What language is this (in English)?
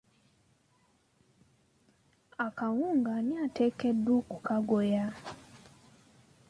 Ganda